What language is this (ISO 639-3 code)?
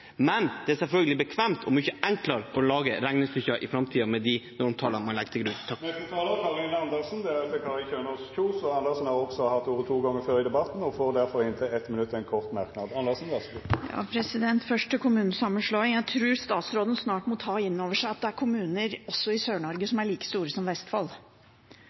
nor